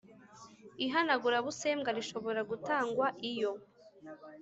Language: Kinyarwanda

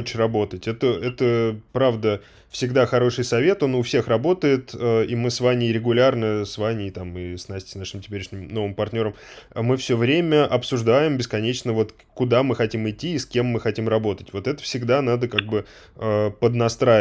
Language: Russian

